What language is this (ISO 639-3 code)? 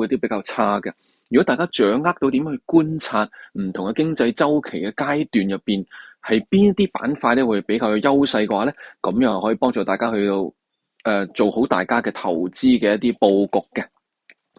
zho